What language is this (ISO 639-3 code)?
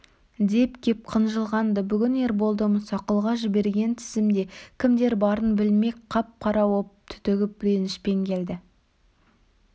kaz